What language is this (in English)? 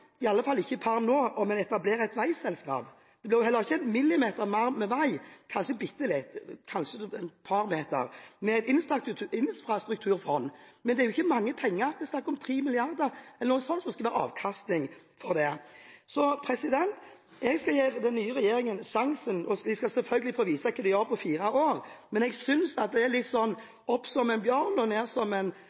Norwegian Bokmål